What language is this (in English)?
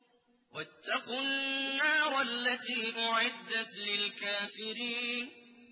Arabic